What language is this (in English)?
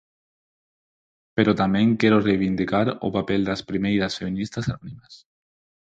Galician